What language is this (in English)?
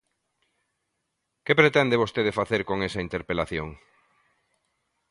Galician